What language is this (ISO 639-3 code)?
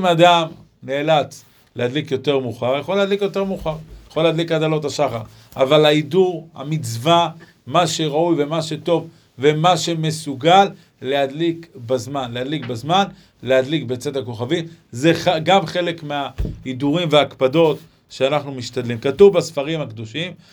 heb